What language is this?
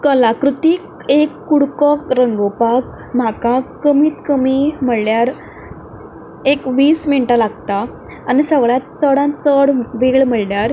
Konkani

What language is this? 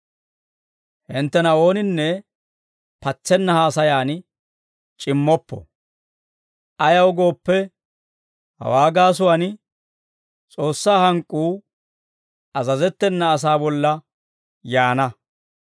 Dawro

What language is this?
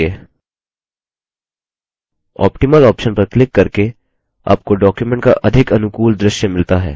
Hindi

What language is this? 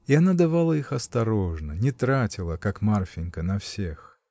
Russian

